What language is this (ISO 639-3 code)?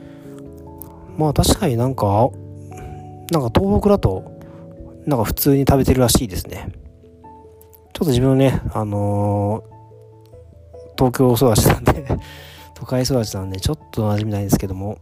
jpn